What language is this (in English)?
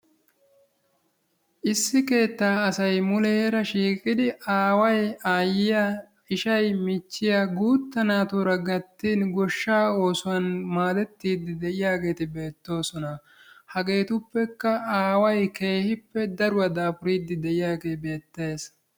Wolaytta